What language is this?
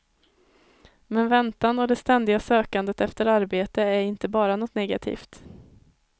Swedish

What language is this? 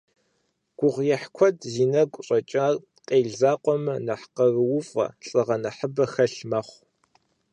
Kabardian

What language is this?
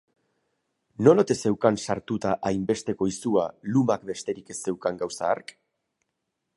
Basque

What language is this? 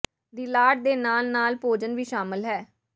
Punjabi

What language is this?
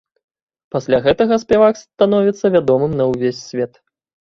Belarusian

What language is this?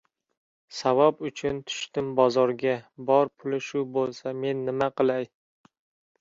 Uzbek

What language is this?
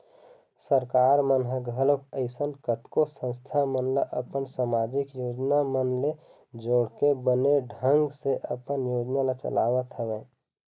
Chhattisgarhi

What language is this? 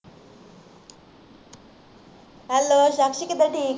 Punjabi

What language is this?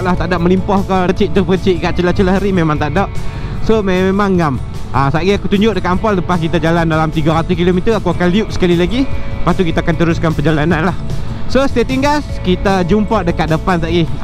Malay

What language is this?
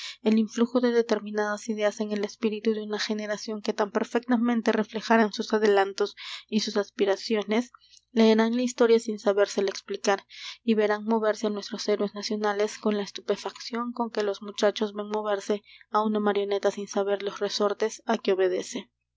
Spanish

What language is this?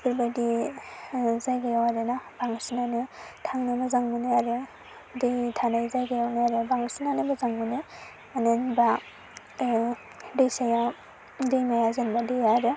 Bodo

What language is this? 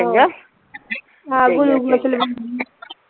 Punjabi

